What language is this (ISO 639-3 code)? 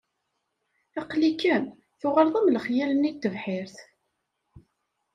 kab